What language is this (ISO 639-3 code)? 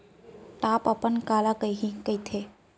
hne